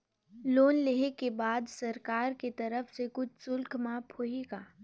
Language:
Chhattisgarhi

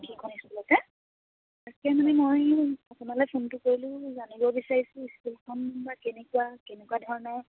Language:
Assamese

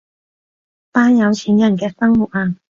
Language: Cantonese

